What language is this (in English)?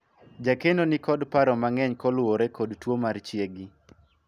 Luo (Kenya and Tanzania)